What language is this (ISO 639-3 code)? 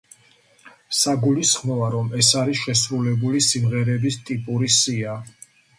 kat